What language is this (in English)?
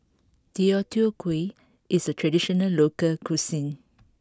English